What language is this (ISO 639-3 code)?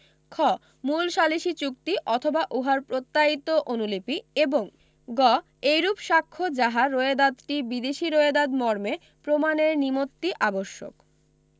ben